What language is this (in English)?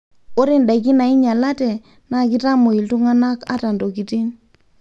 Masai